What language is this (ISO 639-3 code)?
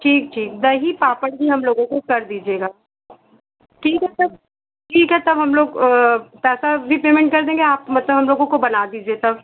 hin